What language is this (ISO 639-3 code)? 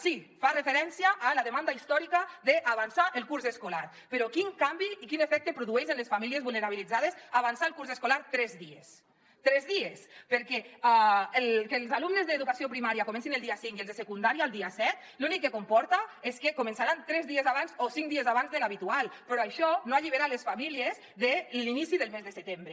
cat